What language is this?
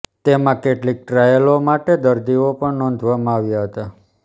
Gujarati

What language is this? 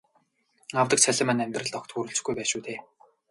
Mongolian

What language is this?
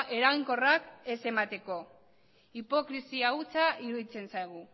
Basque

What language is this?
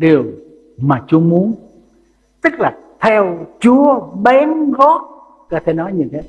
Vietnamese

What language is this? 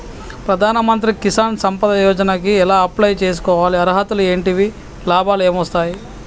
Telugu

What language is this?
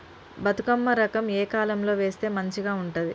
Telugu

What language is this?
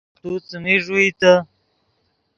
Yidgha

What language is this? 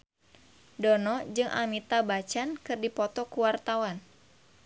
Sundanese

